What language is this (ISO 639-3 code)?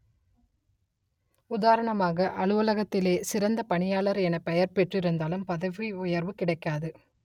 tam